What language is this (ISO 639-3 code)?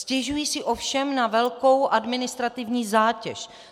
ces